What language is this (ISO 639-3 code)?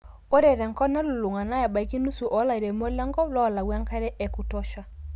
mas